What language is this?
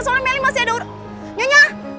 Indonesian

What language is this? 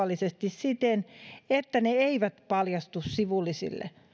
Finnish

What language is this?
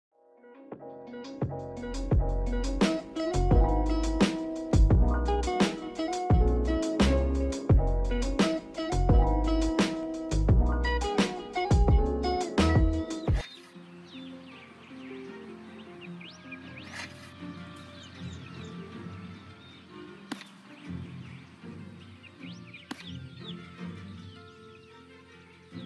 Polish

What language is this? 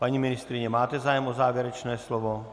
Czech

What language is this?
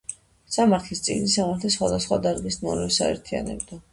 Georgian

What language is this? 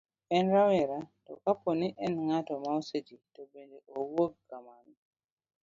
Luo (Kenya and Tanzania)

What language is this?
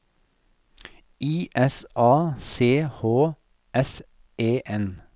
Norwegian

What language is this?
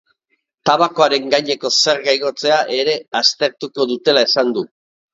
Basque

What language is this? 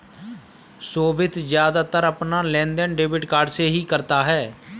Hindi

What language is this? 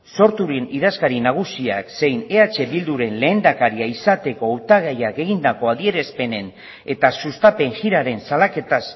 Basque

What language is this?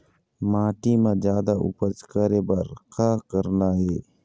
Chhattisgarhi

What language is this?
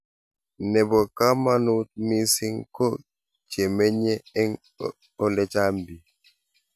Kalenjin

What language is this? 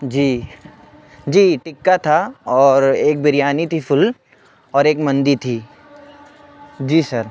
Urdu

